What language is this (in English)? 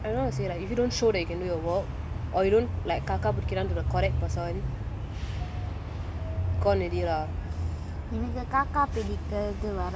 English